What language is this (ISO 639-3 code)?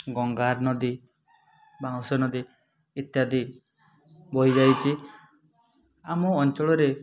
ori